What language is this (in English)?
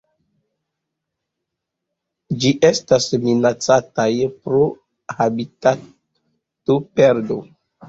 Esperanto